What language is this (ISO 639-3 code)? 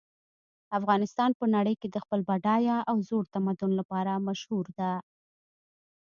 pus